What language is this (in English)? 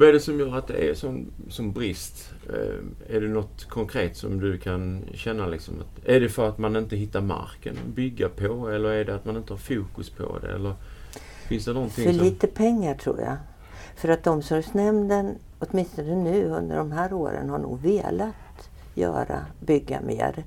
Swedish